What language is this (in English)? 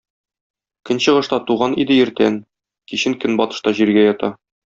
Tatar